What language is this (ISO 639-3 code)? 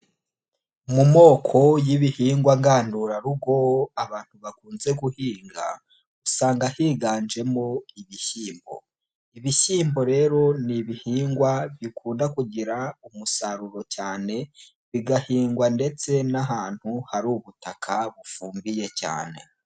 kin